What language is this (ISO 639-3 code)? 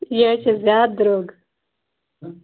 kas